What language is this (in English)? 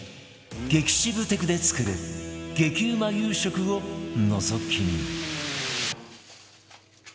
Japanese